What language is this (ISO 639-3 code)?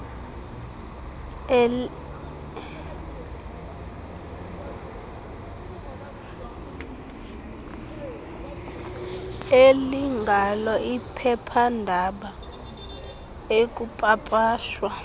xho